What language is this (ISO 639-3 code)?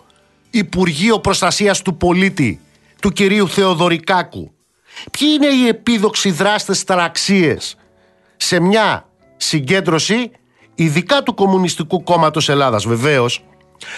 ell